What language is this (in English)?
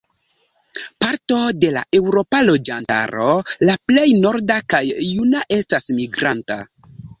Esperanto